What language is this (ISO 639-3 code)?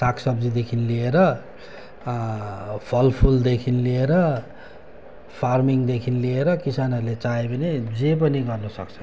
nep